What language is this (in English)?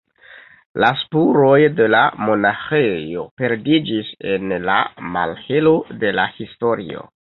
Esperanto